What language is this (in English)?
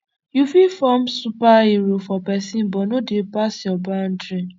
Nigerian Pidgin